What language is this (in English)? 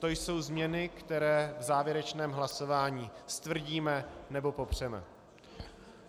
Czech